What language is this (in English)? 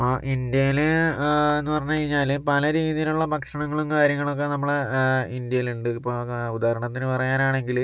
Malayalam